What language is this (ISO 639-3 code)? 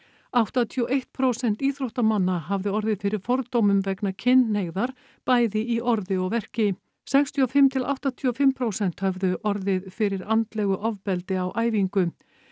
isl